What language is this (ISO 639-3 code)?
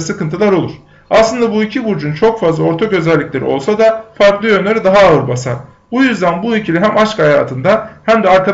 tur